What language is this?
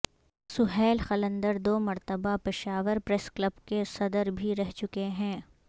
Urdu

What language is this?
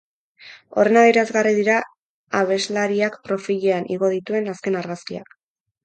Basque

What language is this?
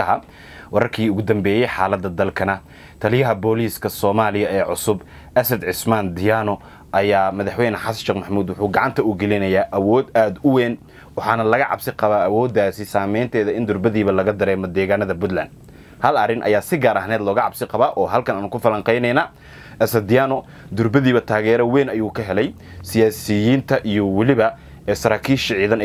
Arabic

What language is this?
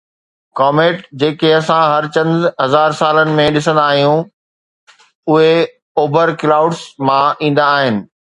Sindhi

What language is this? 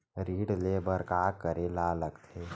Chhattisgarhi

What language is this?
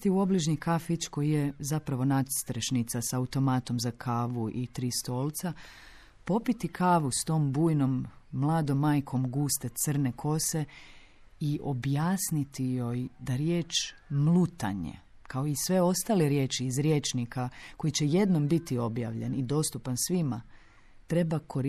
Croatian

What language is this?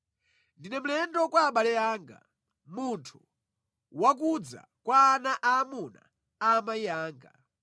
Nyanja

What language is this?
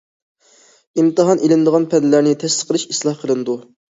Uyghur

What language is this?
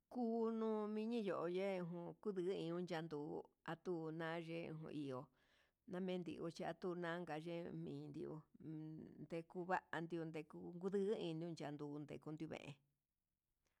Huitepec Mixtec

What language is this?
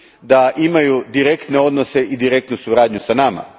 Croatian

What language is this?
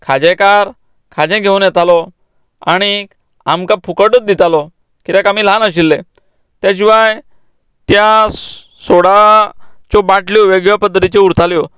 Konkani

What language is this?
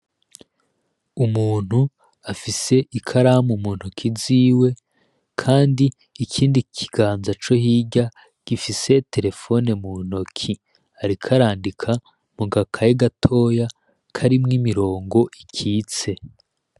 Rundi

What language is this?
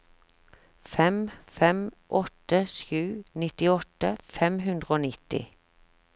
Norwegian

